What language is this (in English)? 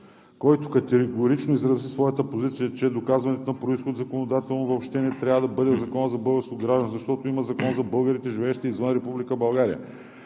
Bulgarian